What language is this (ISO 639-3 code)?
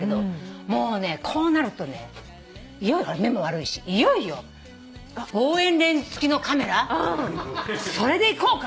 jpn